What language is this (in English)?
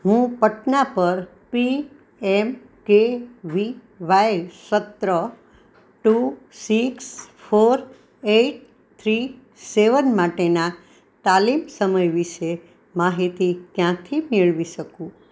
Gujarati